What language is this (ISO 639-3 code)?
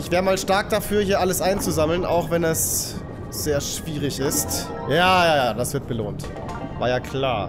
deu